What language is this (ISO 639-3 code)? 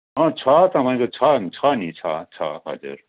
nep